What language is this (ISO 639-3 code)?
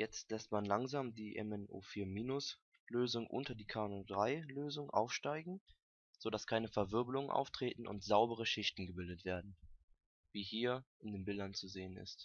deu